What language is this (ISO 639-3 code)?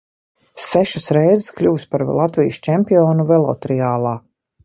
lav